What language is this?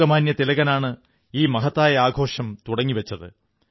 Malayalam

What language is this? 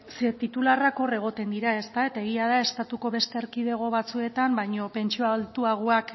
Basque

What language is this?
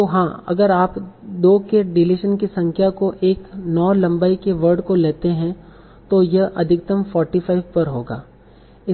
Hindi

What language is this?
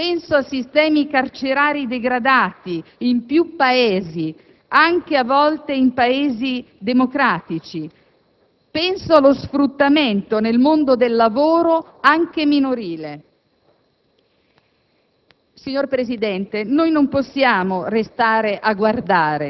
Italian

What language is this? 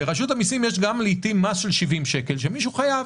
Hebrew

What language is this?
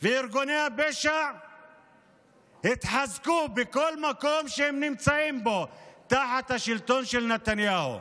Hebrew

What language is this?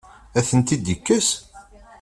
Kabyle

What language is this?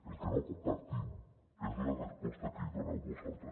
Catalan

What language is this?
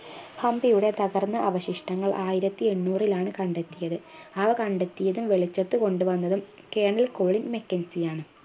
Malayalam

